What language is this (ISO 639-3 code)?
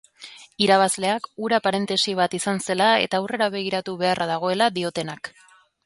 eus